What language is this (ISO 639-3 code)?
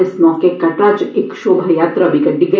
doi